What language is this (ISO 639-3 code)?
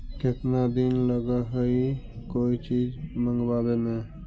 mag